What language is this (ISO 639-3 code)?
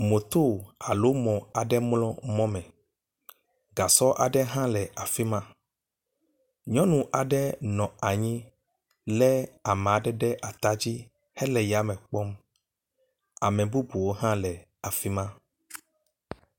ewe